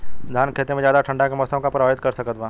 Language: Bhojpuri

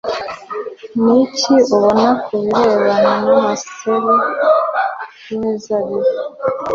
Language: Kinyarwanda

